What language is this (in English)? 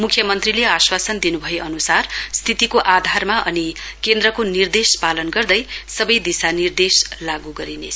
Nepali